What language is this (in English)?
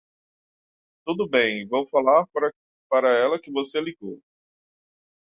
Portuguese